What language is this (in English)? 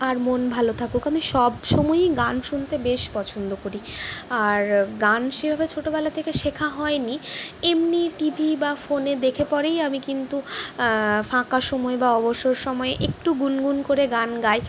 Bangla